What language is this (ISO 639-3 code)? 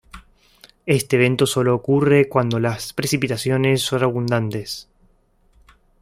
spa